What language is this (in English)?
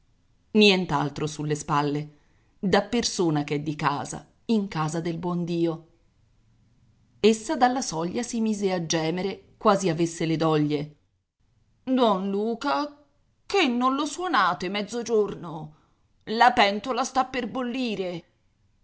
Italian